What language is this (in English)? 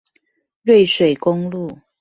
Chinese